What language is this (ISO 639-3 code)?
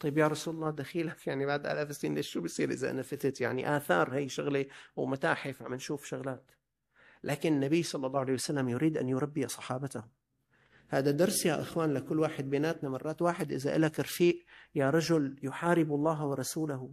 ara